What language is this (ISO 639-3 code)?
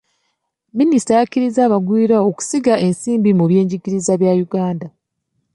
lug